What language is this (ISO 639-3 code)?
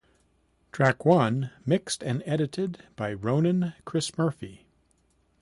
eng